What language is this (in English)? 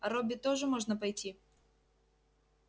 Russian